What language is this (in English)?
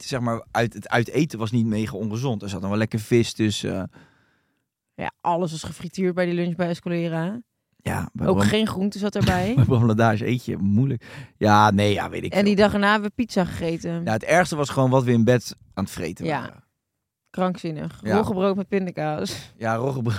Dutch